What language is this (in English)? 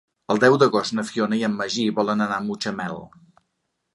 Catalan